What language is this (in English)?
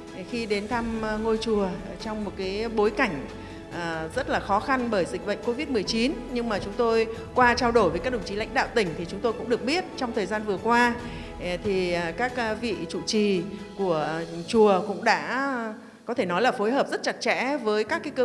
Vietnamese